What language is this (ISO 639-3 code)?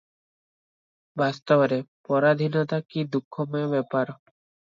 ori